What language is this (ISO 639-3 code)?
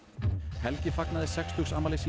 isl